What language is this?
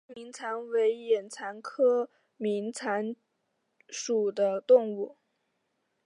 Chinese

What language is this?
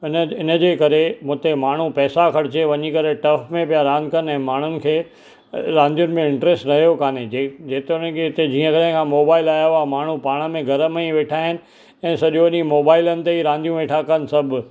Sindhi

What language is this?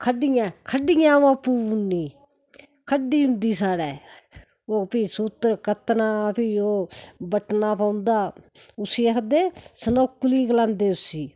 Dogri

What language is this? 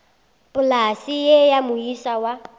Northern Sotho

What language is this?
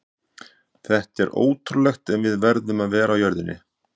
Icelandic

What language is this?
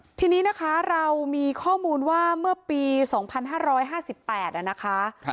Thai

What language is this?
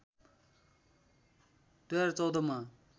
Nepali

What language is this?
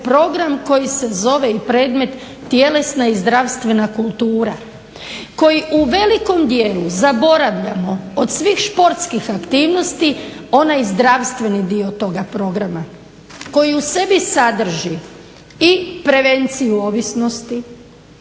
Croatian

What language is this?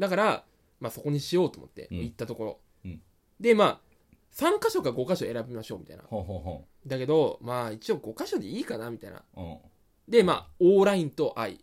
Japanese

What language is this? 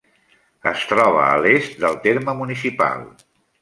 Catalan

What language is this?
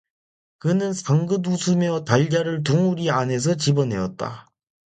Korean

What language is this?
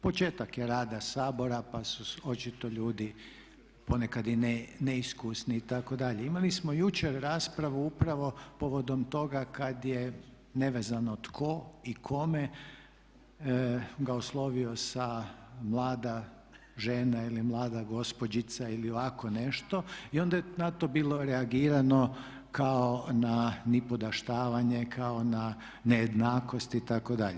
Croatian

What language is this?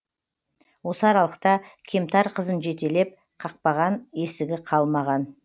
Kazakh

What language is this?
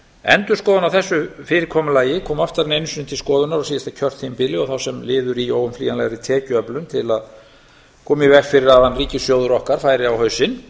Icelandic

